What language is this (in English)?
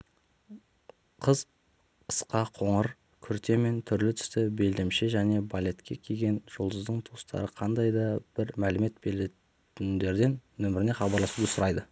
Kazakh